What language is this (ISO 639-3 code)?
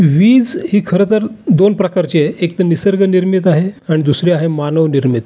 mar